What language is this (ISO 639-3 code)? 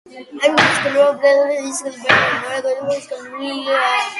kat